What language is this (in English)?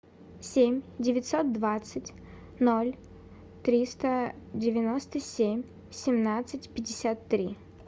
Russian